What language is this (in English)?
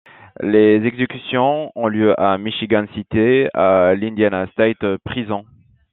French